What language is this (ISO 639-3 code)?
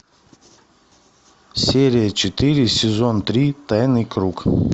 rus